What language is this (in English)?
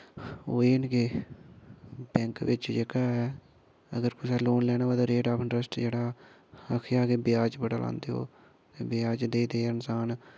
Dogri